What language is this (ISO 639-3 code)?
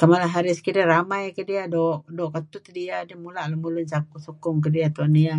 kzi